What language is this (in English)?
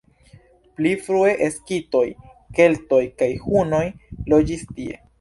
Esperanto